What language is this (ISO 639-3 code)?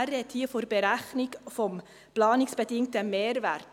gsw